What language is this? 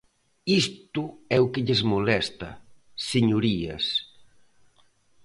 Galician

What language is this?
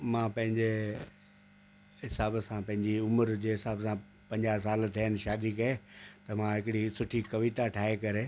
Sindhi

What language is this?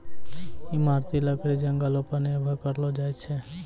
Maithili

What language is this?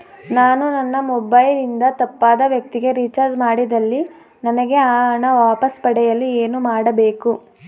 Kannada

